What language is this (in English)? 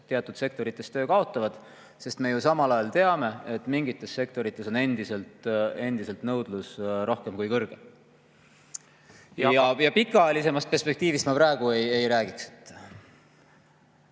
Estonian